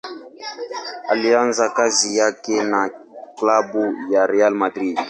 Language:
Swahili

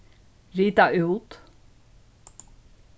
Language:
Faroese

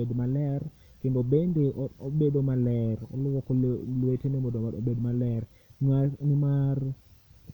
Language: Luo (Kenya and Tanzania)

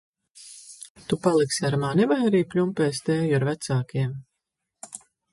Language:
Latvian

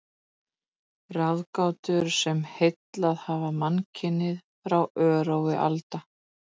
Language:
Icelandic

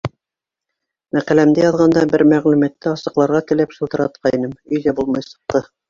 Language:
Bashkir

